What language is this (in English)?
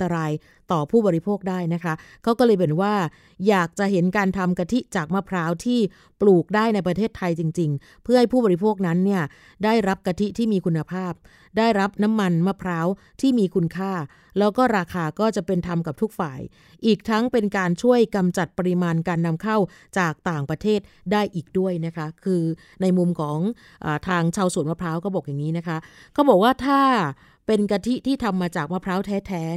Thai